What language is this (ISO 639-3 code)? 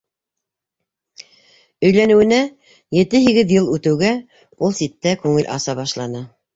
bak